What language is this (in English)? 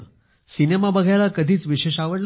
Marathi